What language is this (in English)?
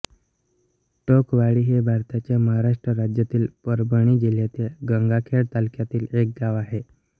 Marathi